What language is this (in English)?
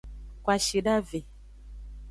Aja (Benin)